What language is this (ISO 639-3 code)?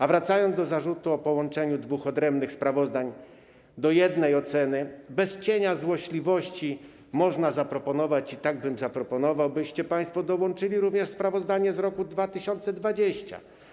pol